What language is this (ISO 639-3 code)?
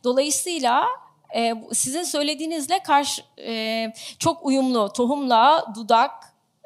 tur